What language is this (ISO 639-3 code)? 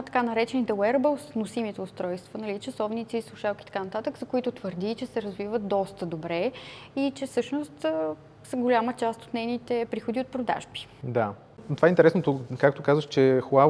bul